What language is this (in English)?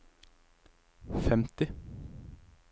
Norwegian